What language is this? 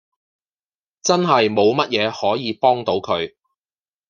Cantonese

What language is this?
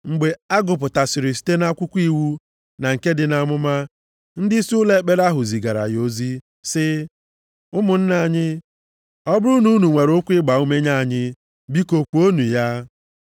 Igbo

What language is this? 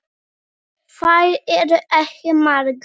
Icelandic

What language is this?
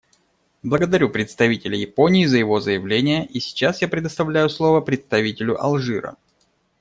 Russian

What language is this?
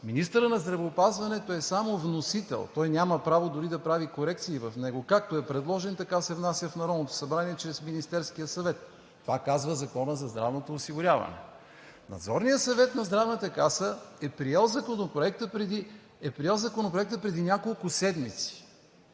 Bulgarian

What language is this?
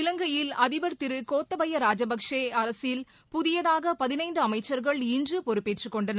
Tamil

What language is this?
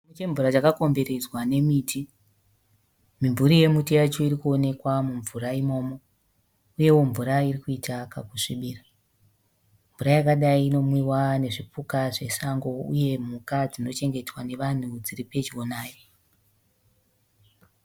Shona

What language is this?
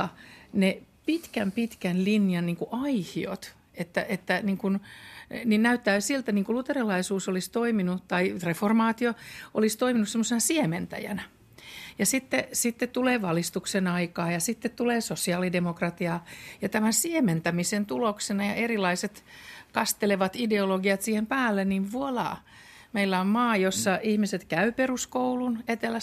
Finnish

